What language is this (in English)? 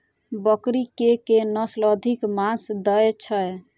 Maithili